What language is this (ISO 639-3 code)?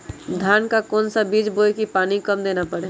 mag